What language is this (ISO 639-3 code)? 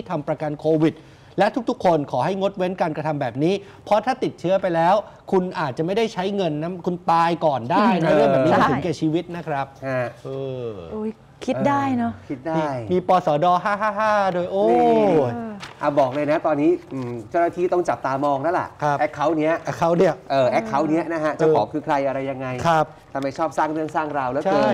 tha